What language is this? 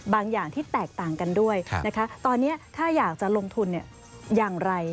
Thai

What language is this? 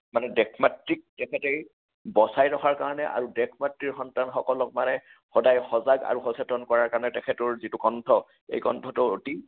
Assamese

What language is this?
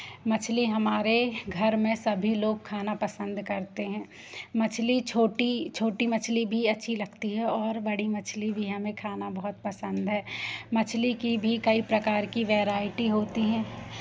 Hindi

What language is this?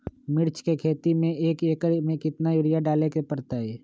Magahi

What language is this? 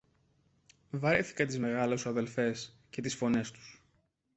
Greek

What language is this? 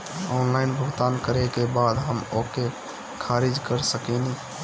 Bhojpuri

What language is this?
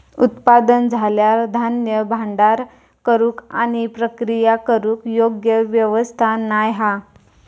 Marathi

